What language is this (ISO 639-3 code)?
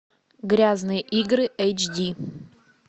rus